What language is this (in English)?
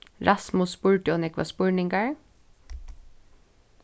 Faroese